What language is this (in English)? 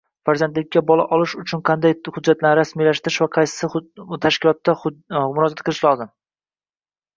Uzbek